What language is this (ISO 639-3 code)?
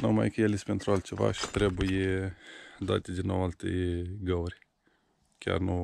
ron